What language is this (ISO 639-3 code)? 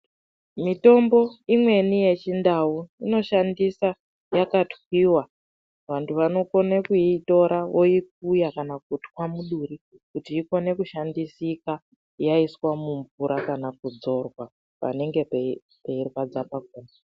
ndc